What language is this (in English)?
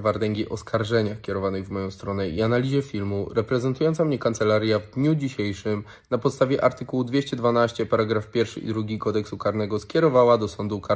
Polish